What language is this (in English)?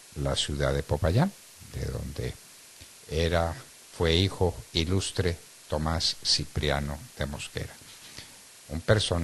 Spanish